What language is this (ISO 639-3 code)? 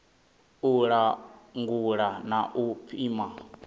ven